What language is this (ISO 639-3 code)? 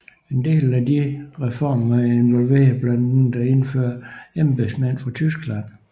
dan